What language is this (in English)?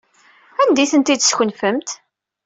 Kabyle